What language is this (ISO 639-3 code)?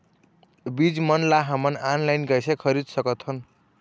hne